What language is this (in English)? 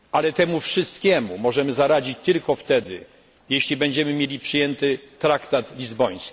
Polish